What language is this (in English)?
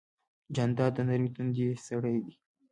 Pashto